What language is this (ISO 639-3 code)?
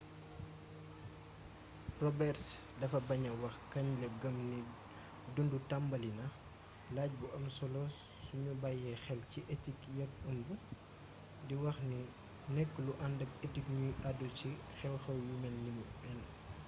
wol